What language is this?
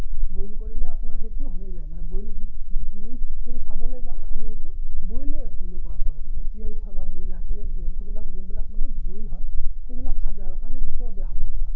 Assamese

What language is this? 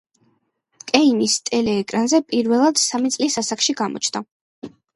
Georgian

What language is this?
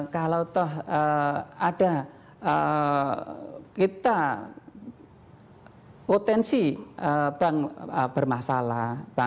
Indonesian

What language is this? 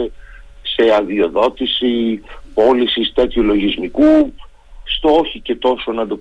Greek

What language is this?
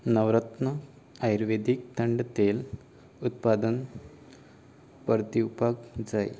Konkani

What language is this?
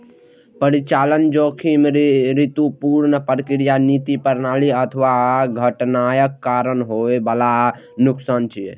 Maithili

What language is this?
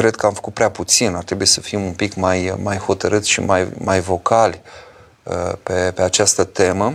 Romanian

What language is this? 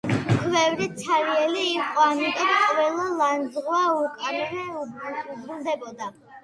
Georgian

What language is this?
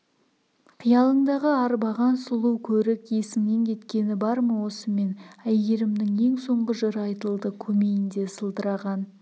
Kazakh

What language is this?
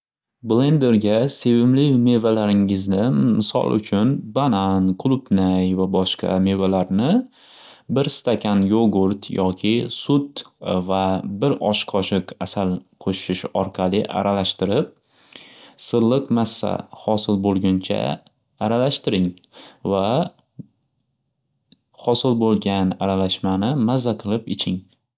Uzbek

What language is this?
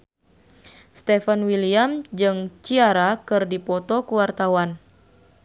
Sundanese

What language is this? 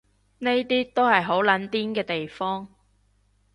Cantonese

